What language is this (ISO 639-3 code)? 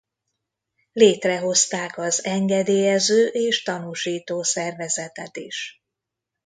hun